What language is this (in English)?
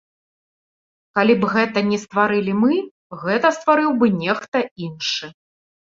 Belarusian